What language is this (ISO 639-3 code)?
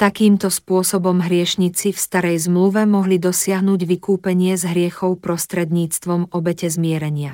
slk